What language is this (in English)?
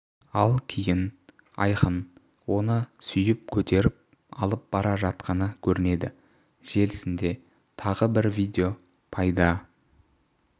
Kazakh